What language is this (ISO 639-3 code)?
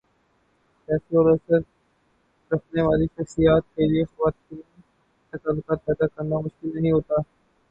urd